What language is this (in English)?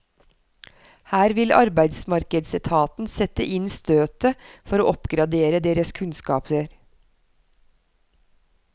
Norwegian